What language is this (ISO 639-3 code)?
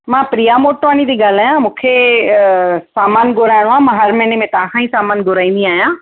snd